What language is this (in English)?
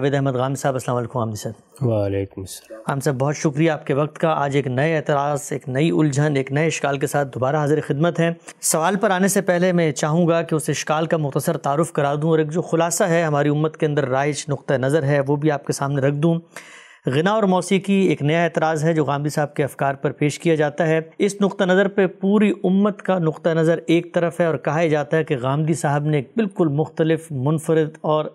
Urdu